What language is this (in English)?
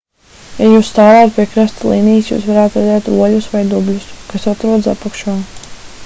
Latvian